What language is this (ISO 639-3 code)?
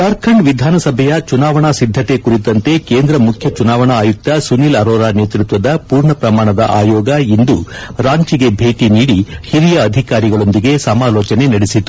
kan